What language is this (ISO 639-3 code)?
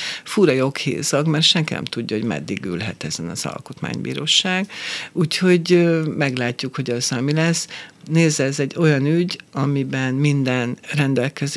hun